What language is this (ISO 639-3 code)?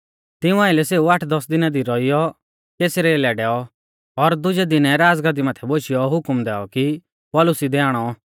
bfz